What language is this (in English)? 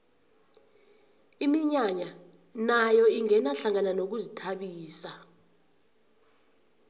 South Ndebele